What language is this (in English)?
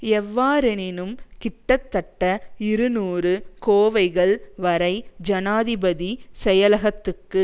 Tamil